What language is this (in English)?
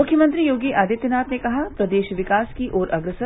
Hindi